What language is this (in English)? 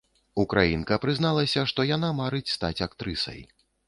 Belarusian